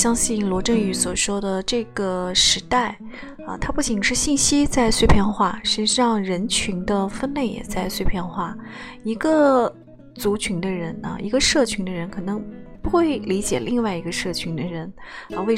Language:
Chinese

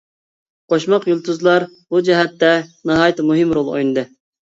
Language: Uyghur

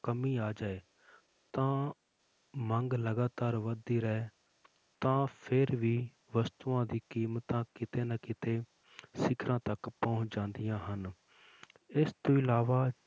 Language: Punjabi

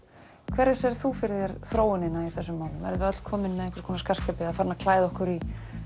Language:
Icelandic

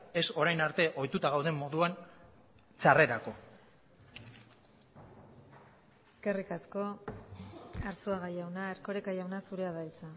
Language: Basque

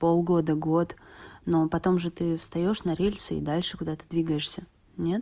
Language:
Russian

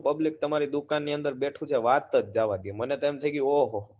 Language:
Gujarati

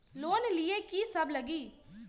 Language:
Magahi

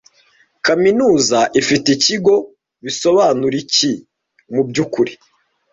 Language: Kinyarwanda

